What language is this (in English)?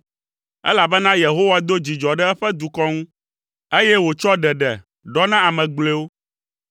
Ewe